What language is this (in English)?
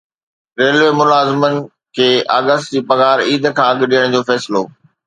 Sindhi